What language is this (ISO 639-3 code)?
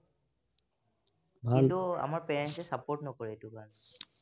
asm